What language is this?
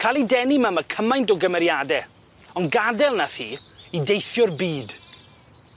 Welsh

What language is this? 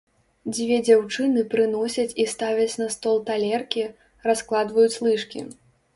Belarusian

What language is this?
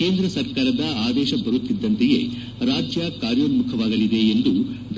Kannada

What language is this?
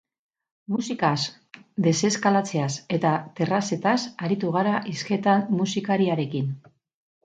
Basque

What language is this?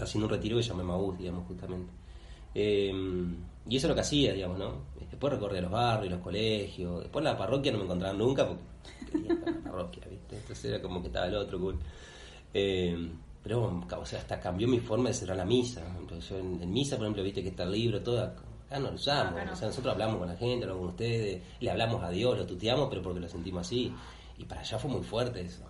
Spanish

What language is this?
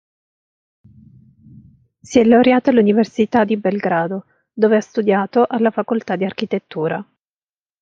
Italian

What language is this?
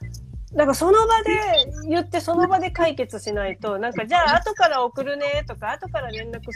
Japanese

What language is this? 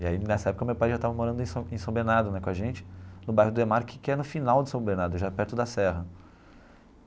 Portuguese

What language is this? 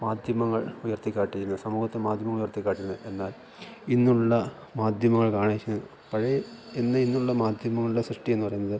Malayalam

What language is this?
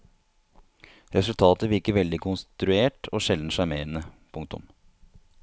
Norwegian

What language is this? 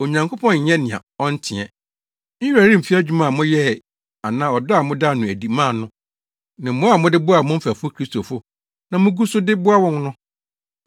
Akan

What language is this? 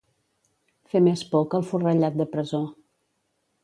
Catalan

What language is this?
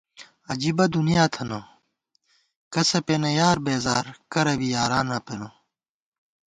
Gawar-Bati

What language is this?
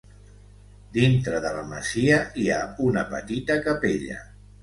Catalan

